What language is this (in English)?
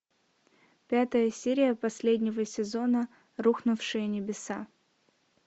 Russian